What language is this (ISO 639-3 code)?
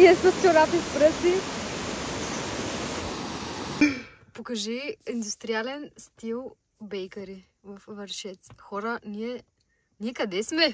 bul